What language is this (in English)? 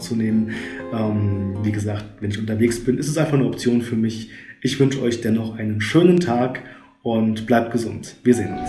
German